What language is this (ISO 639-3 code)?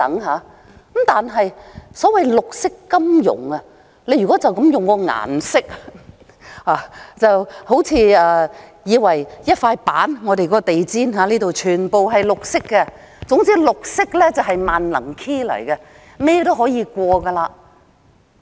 yue